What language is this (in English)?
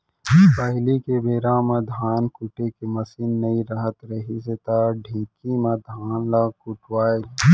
Chhattisgarhi